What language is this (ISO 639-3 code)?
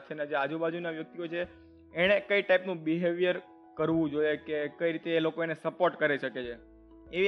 guj